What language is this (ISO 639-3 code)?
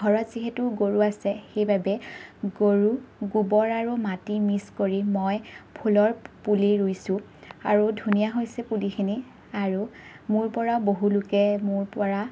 asm